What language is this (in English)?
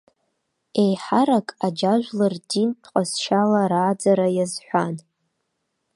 Abkhazian